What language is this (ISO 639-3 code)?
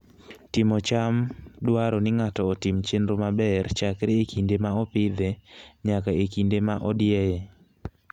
luo